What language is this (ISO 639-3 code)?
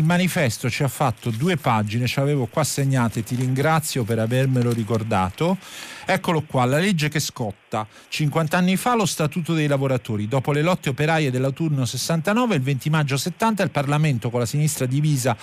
ita